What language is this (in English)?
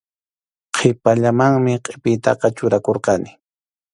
Arequipa-La Unión Quechua